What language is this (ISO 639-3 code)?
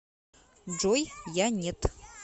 rus